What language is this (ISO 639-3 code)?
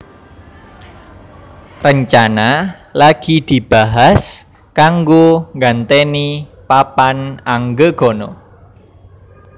jav